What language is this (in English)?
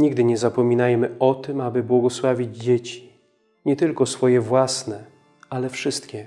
Polish